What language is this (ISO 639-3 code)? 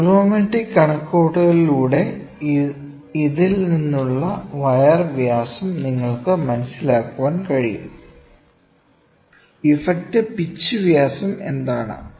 mal